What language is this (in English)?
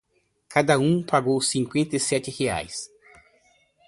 Portuguese